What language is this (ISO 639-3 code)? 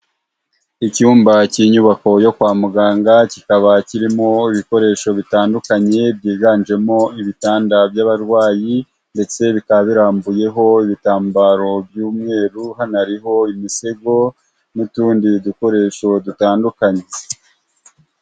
kin